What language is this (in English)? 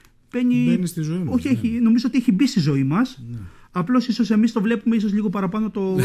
Greek